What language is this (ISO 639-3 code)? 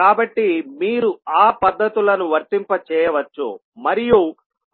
tel